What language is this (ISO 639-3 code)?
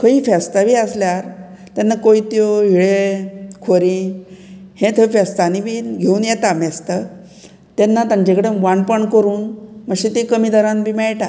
kok